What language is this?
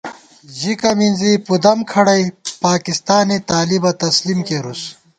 Gawar-Bati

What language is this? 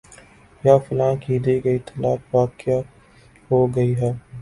Urdu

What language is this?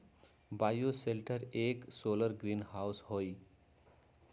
Magahi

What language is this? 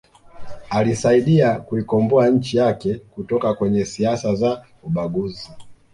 Swahili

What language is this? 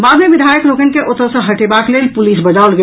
Maithili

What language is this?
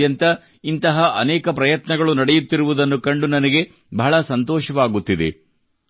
Kannada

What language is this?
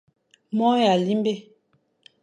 Fang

